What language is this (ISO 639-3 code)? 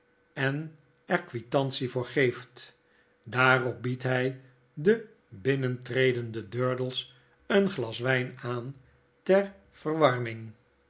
nld